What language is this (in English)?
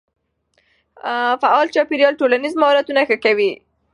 Pashto